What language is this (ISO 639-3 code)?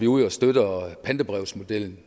dan